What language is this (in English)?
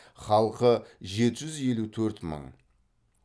Kazakh